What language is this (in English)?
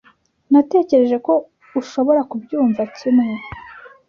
Kinyarwanda